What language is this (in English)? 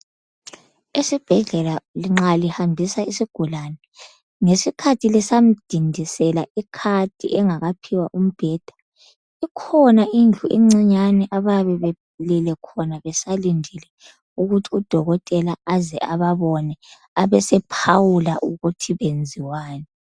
North Ndebele